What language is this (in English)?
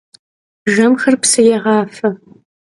Kabardian